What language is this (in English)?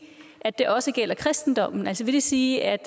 Danish